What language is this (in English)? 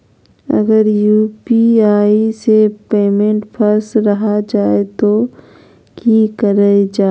Magahi